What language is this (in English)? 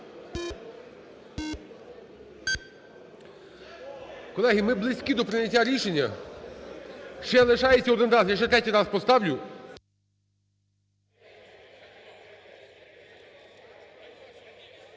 Ukrainian